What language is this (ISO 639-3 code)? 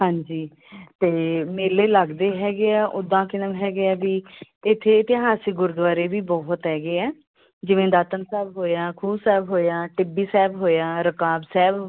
pan